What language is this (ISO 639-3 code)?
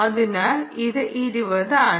mal